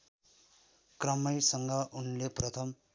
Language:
Nepali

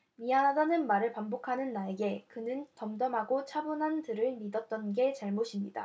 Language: Korean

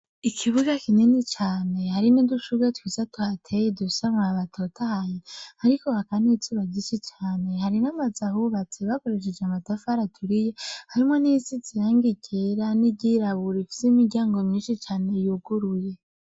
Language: Rundi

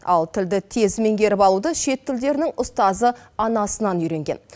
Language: Kazakh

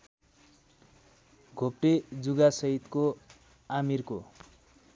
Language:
Nepali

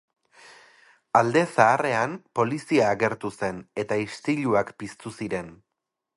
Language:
Basque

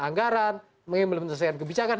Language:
Indonesian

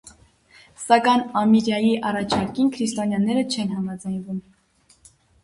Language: Armenian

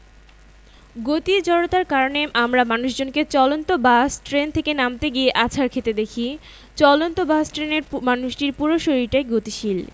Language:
Bangla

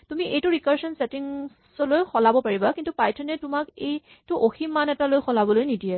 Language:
Assamese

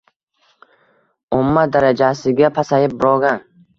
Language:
Uzbek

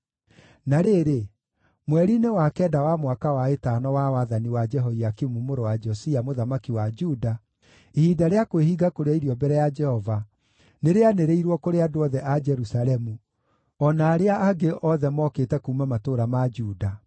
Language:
Kikuyu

